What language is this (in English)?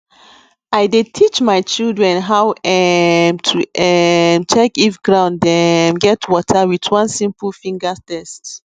Nigerian Pidgin